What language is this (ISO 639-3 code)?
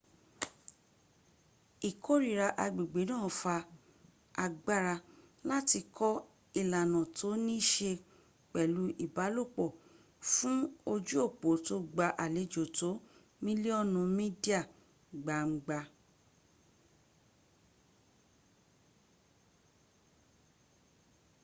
yor